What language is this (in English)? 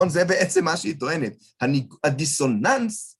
Hebrew